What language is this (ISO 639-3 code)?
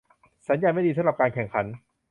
tha